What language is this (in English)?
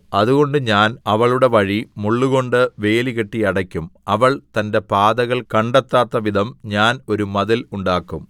Malayalam